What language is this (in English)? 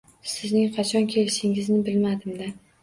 Uzbek